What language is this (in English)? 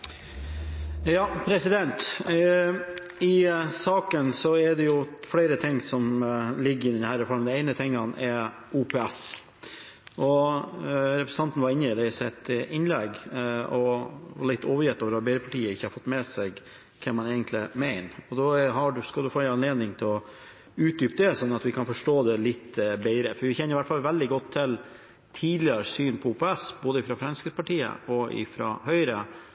Norwegian Bokmål